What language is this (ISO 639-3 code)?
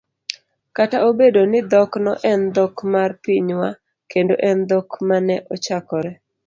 luo